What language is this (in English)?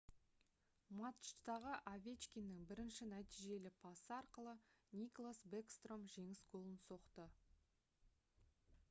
Kazakh